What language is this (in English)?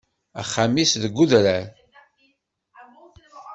Kabyle